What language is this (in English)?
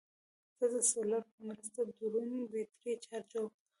Pashto